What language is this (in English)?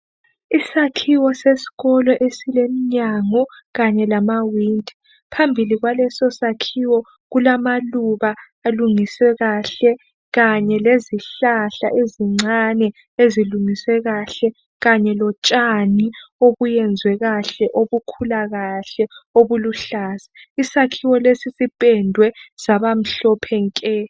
North Ndebele